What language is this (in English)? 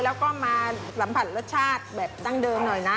Thai